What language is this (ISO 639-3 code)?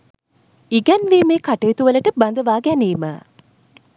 sin